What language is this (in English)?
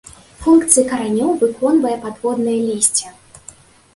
Belarusian